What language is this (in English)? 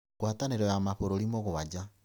Kikuyu